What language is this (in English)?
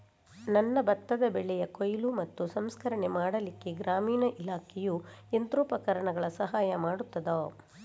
Kannada